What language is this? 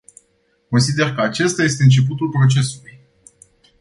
Romanian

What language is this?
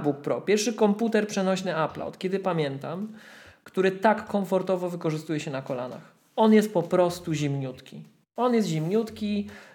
Polish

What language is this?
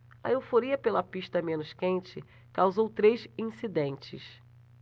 Portuguese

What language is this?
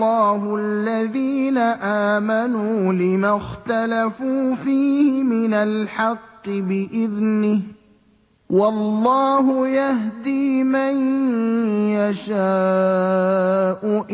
Arabic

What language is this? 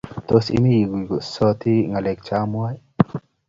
Kalenjin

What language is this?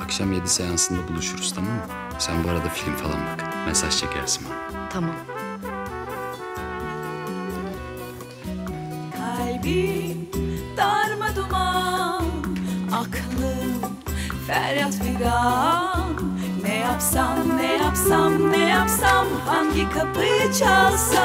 Turkish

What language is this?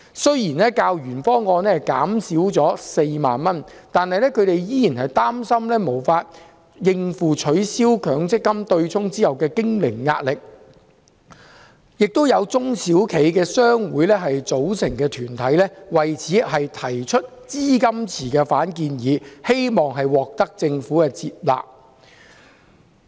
Cantonese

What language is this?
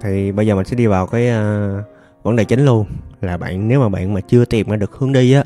Vietnamese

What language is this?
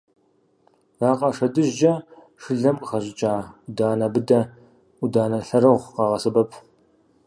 Kabardian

